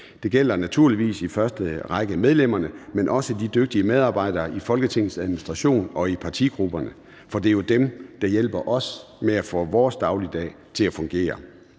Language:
Danish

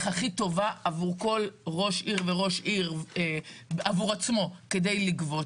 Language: Hebrew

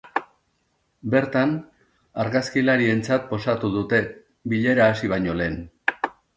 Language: Basque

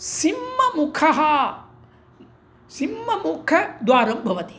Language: Sanskrit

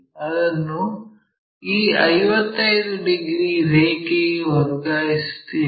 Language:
Kannada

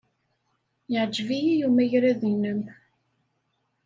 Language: Kabyle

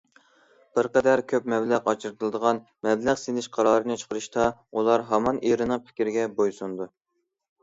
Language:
Uyghur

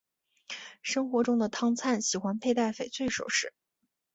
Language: Chinese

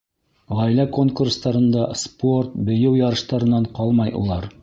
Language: Bashkir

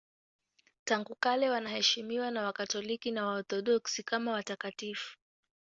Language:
Swahili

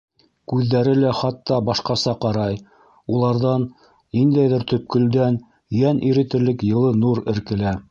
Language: Bashkir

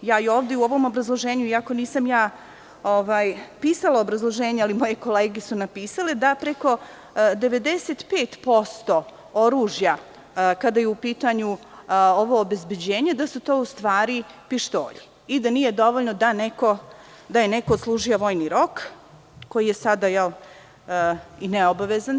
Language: Serbian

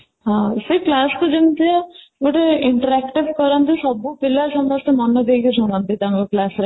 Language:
Odia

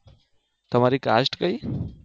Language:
Gujarati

